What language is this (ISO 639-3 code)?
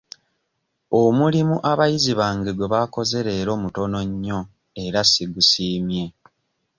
lug